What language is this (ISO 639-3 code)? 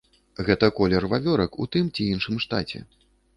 bel